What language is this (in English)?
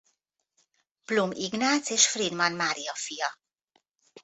Hungarian